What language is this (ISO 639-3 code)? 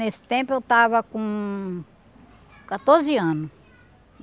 por